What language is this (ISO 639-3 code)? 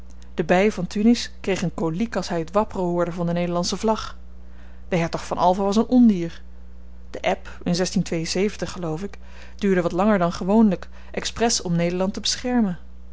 nld